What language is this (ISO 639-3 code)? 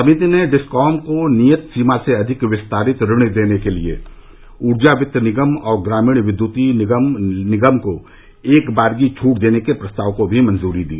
hin